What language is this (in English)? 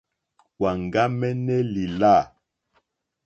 Mokpwe